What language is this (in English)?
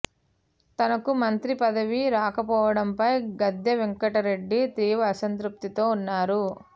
Telugu